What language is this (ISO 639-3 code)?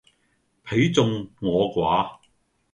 yue